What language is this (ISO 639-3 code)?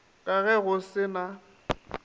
nso